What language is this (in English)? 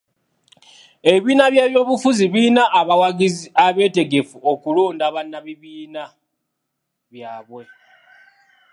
Ganda